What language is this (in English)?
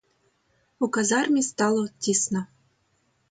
Ukrainian